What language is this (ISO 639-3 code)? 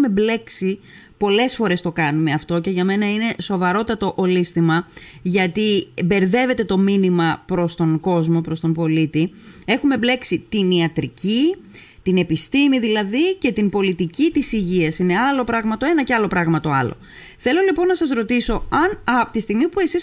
ell